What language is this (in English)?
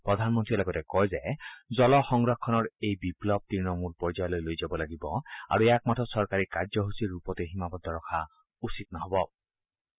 Assamese